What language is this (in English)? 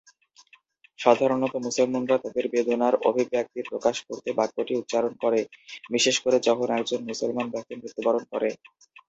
Bangla